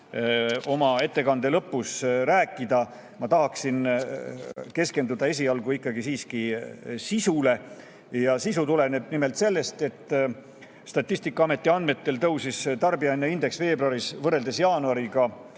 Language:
Estonian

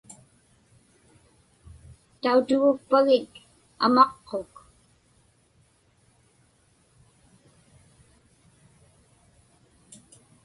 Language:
Inupiaq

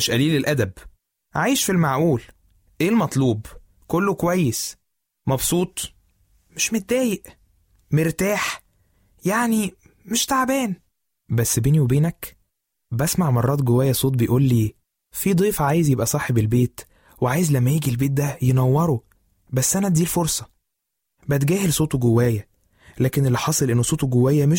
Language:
Arabic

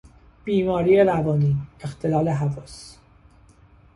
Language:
Persian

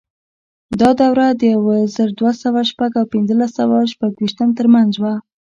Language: Pashto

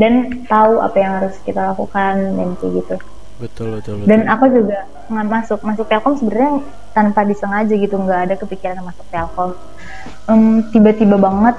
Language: Indonesian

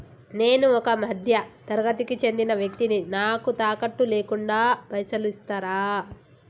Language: Telugu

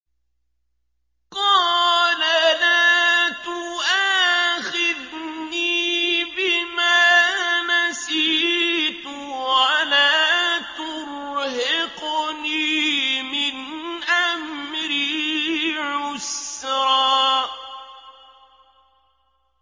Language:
Arabic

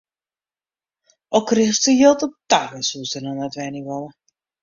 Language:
Western Frisian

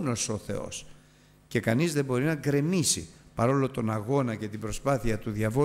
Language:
Greek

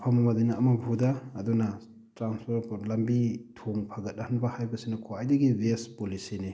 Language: Manipuri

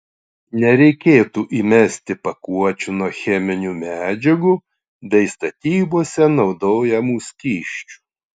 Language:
Lithuanian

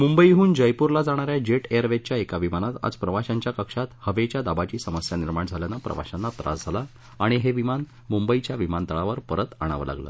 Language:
Marathi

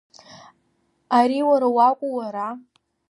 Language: Abkhazian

